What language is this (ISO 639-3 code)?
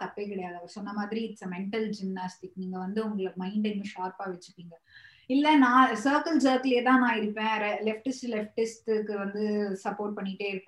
tam